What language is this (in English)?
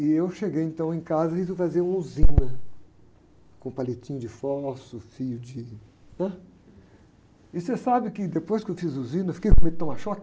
Portuguese